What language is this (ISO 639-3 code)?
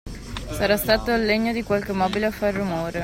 ita